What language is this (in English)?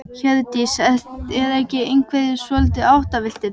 Icelandic